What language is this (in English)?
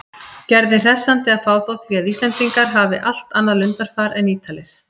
Icelandic